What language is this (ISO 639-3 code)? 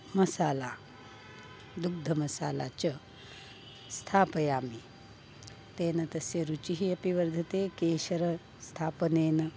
san